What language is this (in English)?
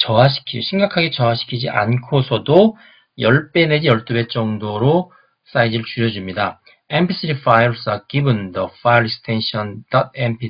Korean